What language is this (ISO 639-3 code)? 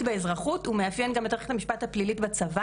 heb